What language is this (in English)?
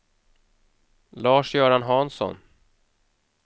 Swedish